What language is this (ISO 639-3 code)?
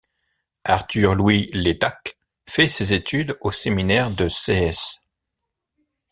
fra